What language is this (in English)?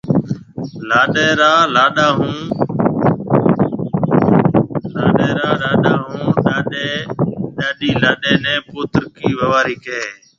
Marwari (Pakistan)